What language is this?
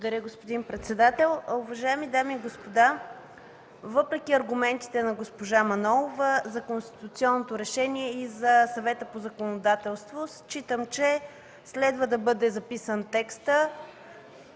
Bulgarian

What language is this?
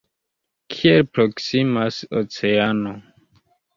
Esperanto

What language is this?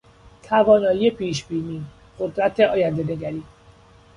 Persian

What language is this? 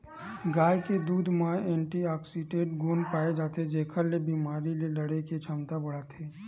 Chhattisgarhi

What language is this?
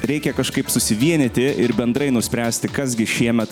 Lithuanian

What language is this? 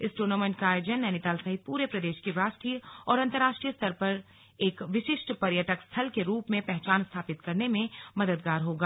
Hindi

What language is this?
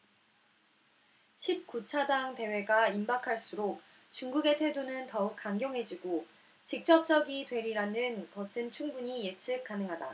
Korean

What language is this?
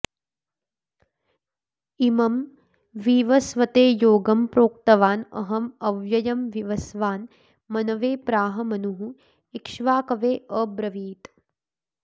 Sanskrit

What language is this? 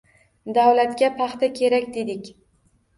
Uzbek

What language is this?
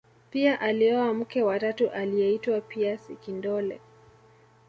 Swahili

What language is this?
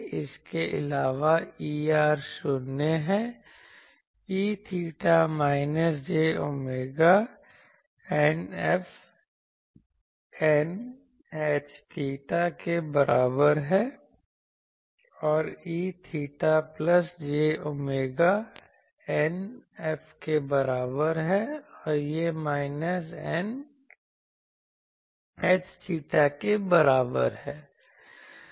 Hindi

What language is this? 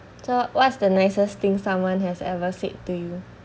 English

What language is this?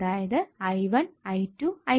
Malayalam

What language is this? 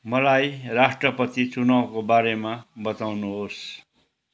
Nepali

